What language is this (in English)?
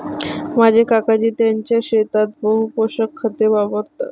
Marathi